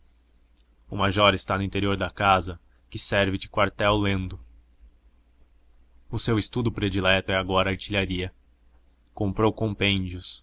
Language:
Portuguese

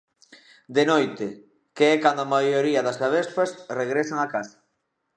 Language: Galician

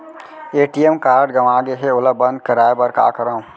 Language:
Chhattisgarhi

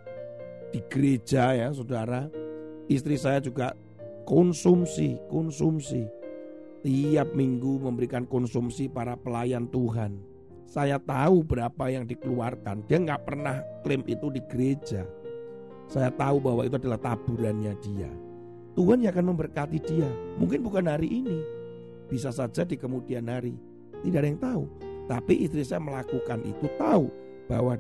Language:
Indonesian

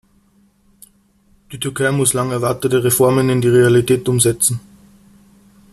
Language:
German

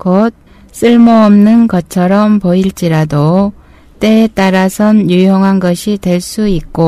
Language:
Korean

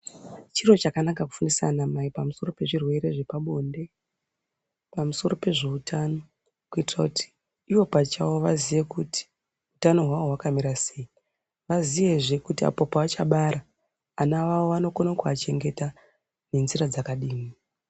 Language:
Ndau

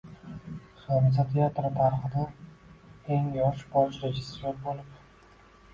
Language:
Uzbek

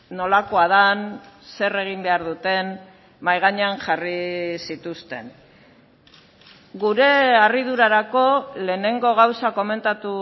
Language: Basque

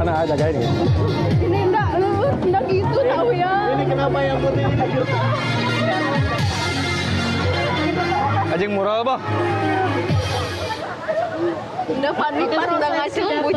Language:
Indonesian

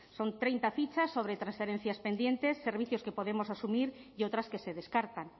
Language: Spanish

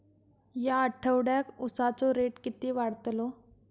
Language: Marathi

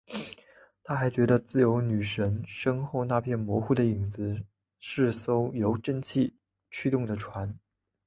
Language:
Chinese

